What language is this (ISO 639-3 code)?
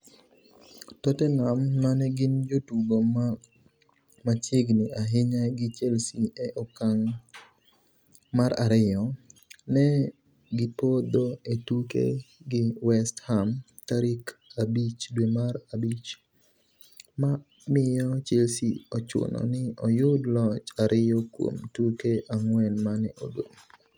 luo